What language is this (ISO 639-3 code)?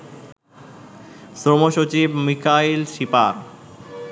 ben